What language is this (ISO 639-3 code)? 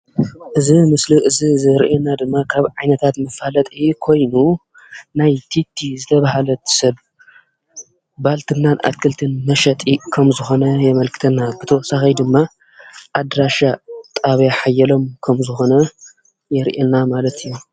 tir